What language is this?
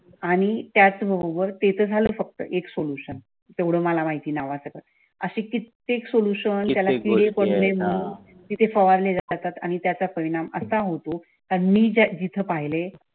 Marathi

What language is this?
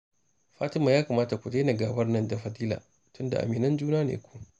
Hausa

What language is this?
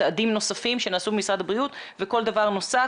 Hebrew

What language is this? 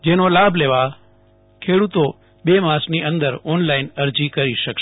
Gujarati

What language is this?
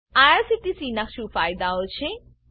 Gujarati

